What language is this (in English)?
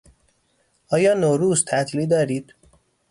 Persian